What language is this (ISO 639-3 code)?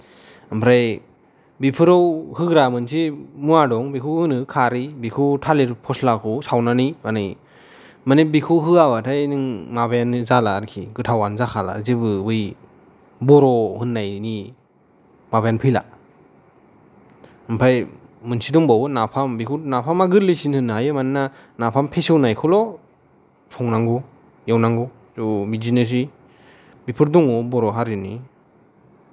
brx